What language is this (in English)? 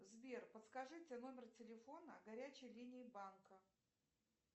Russian